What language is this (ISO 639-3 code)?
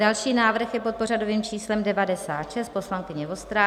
ces